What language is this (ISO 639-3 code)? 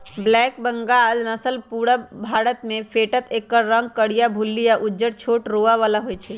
mag